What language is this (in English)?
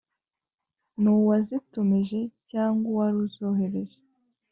Kinyarwanda